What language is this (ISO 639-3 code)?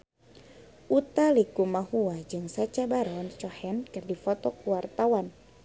sun